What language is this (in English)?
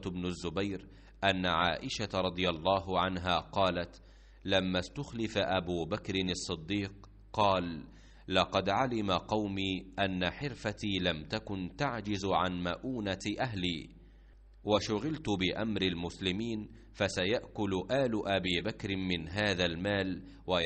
Arabic